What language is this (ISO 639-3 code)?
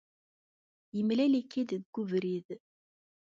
kab